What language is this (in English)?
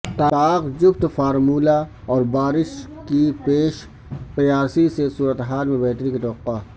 Urdu